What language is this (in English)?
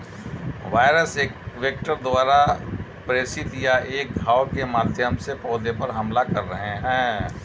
Hindi